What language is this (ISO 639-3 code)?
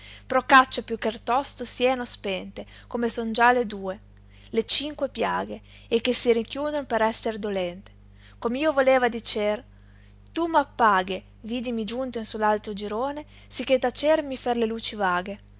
ita